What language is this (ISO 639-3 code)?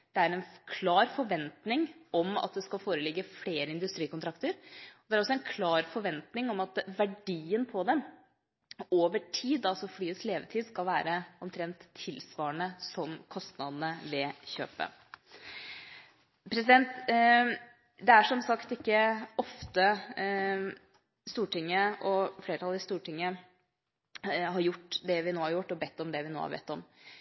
nob